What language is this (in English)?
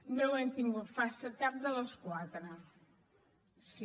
Catalan